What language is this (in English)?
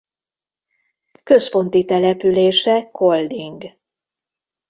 Hungarian